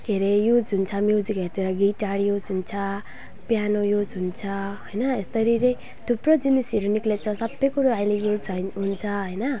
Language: Nepali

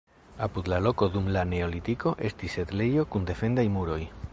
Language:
Esperanto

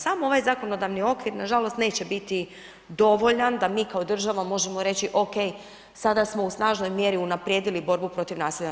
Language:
Croatian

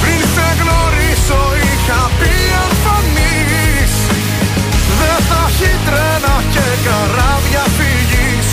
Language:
Greek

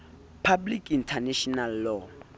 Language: Southern Sotho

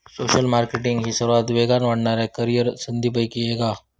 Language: Marathi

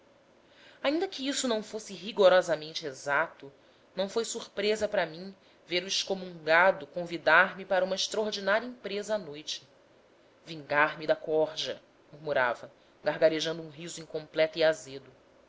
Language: Portuguese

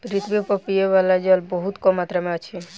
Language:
Maithili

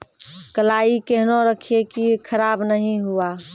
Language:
Maithili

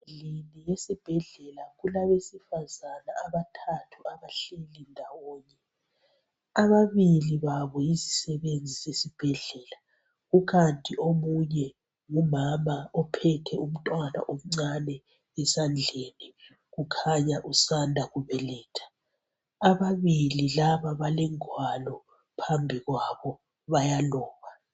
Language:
North Ndebele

